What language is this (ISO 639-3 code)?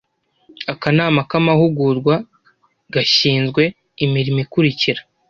kin